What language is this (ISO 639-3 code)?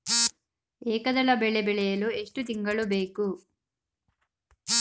kan